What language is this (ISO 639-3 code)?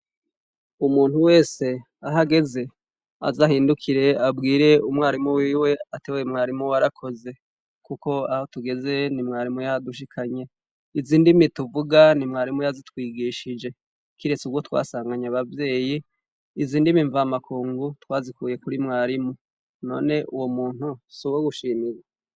run